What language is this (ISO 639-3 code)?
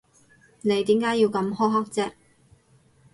yue